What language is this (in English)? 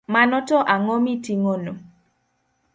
Luo (Kenya and Tanzania)